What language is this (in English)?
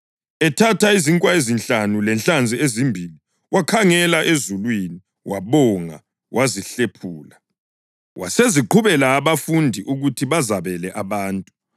North Ndebele